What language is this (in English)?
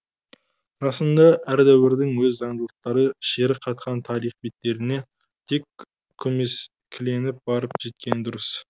Kazakh